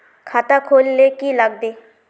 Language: Magahi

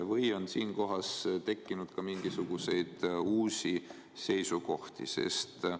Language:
Estonian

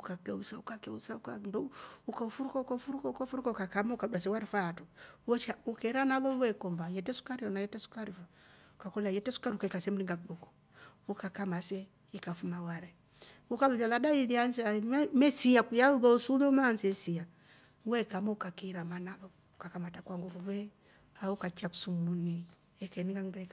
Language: Rombo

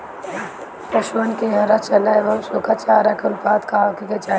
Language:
Bhojpuri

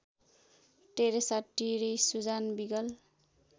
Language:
Nepali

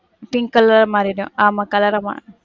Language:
Tamil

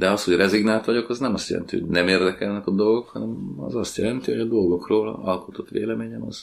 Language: Hungarian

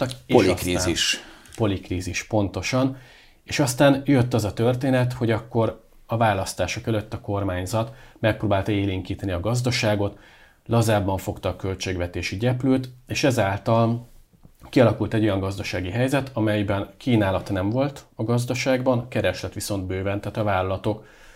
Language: Hungarian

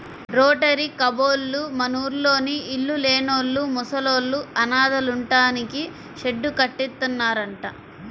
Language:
Telugu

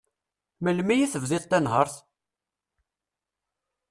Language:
Kabyle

